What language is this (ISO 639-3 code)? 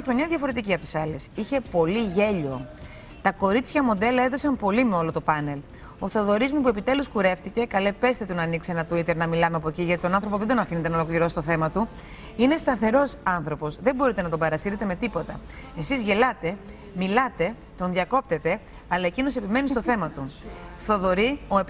ell